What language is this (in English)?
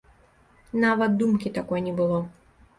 Belarusian